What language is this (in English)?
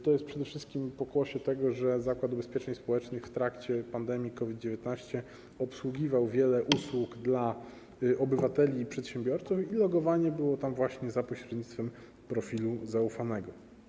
Polish